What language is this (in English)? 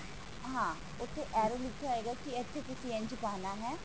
Punjabi